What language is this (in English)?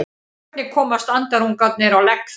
Icelandic